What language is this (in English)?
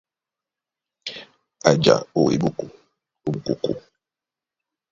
Duala